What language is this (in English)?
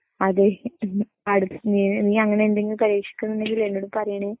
Malayalam